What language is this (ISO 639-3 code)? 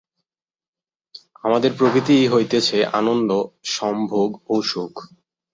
ben